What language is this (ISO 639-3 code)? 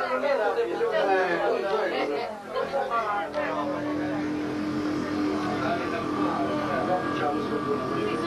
ita